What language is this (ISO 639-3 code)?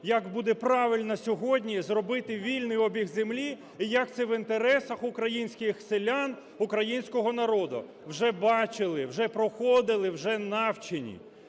ukr